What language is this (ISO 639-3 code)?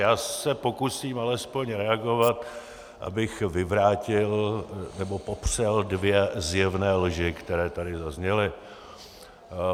ces